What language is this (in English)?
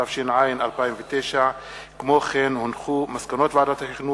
Hebrew